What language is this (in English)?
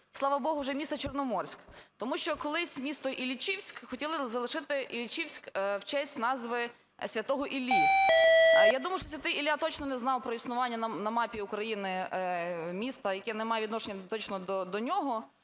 Ukrainian